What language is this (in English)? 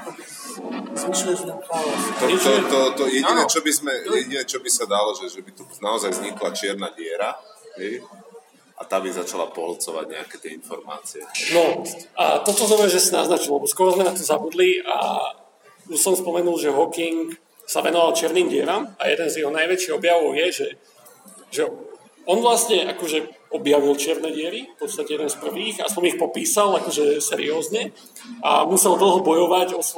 Slovak